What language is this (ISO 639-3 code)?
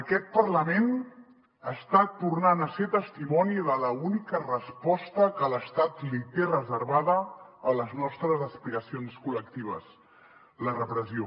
cat